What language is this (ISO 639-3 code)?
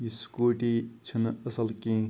kas